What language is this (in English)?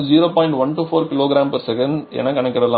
Tamil